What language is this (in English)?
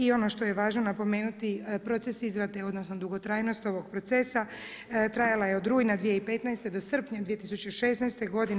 Croatian